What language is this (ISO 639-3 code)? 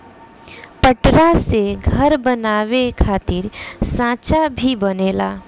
bho